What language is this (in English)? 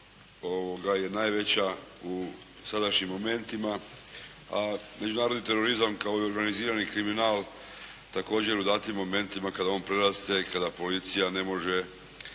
Croatian